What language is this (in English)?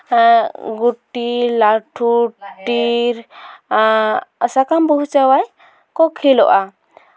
Santali